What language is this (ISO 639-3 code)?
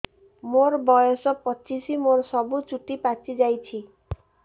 ori